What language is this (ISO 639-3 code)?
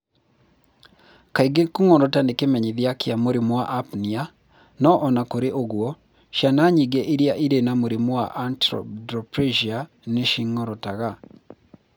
kik